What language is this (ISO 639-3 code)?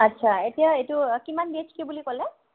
asm